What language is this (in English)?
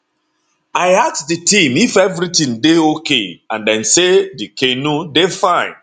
Nigerian Pidgin